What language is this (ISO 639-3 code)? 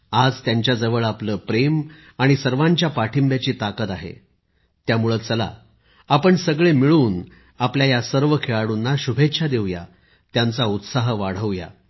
mar